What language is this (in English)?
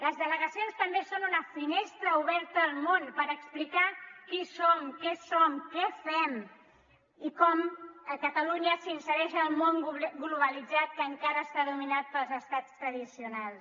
Catalan